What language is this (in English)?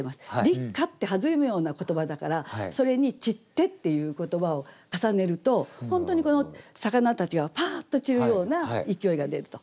Japanese